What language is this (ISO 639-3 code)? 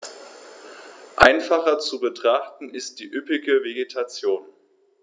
deu